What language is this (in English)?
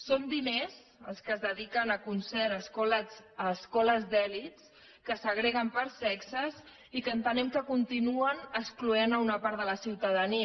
Catalan